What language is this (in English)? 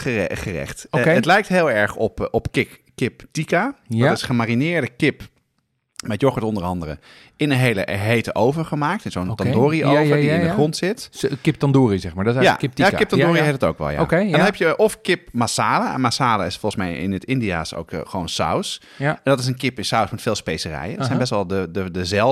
Dutch